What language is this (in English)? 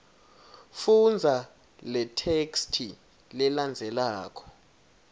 Swati